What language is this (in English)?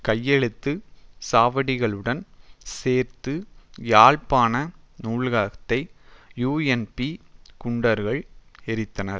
Tamil